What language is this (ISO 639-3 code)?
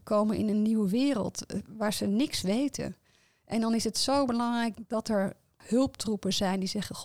nld